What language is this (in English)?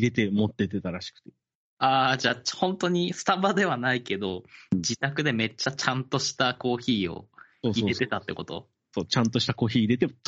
Japanese